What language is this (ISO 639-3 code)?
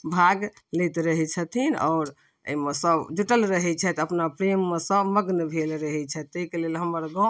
mai